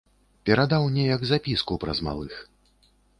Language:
Belarusian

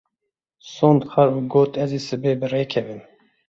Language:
Kurdish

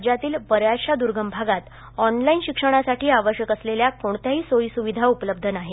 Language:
Marathi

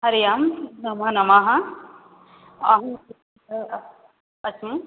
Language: Sanskrit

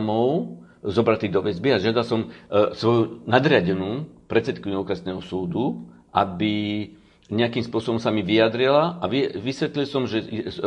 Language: Slovak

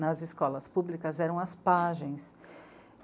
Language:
Portuguese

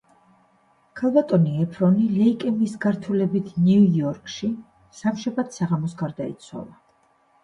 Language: Georgian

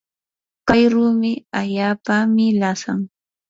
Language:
Yanahuanca Pasco Quechua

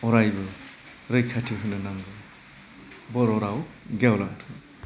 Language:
Bodo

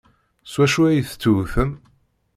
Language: Kabyle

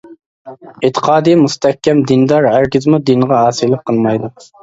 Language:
Uyghur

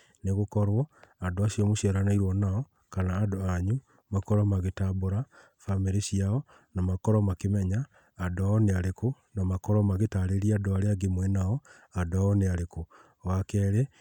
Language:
Kikuyu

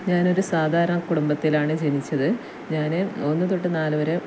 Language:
Malayalam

